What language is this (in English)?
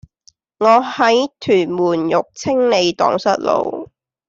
Cantonese